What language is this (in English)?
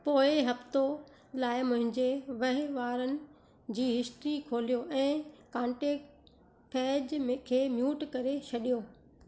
Sindhi